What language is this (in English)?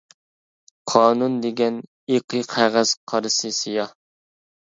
Uyghur